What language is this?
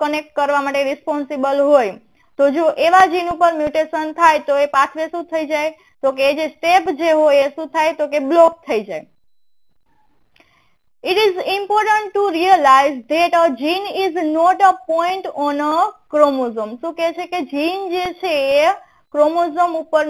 Hindi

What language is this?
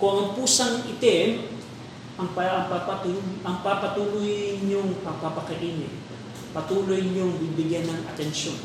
Filipino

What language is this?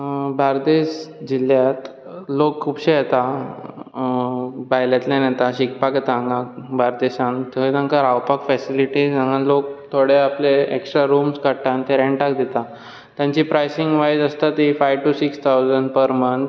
Konkani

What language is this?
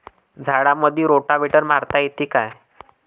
Marathi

